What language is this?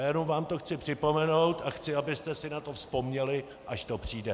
Czech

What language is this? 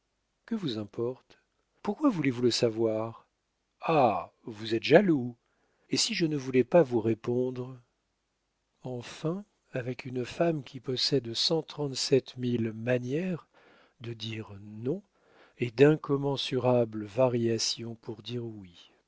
French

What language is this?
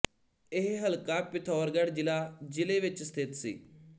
Punjabi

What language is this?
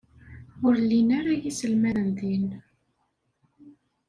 Kabyle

